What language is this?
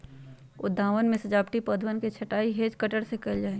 Magahi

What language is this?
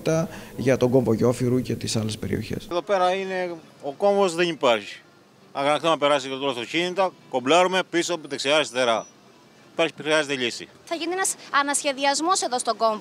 Greek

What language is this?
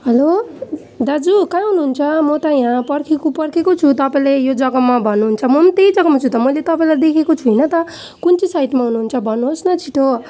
Nepali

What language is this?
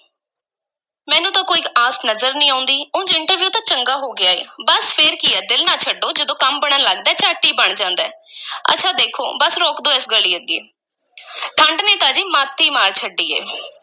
Punjabi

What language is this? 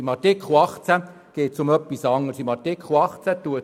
Swiss German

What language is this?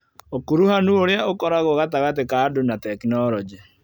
Kikuyu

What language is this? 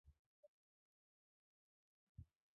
Chinese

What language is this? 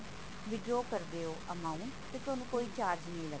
Punjabi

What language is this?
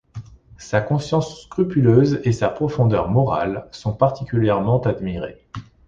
French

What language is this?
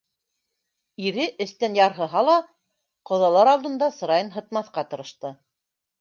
Bashkir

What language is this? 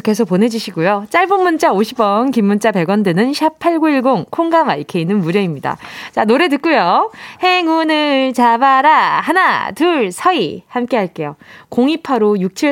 Korean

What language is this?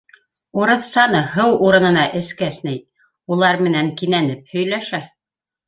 Bashkir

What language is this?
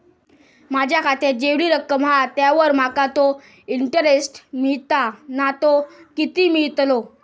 Marathi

